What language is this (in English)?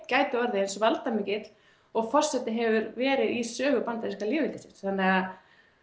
Icelandic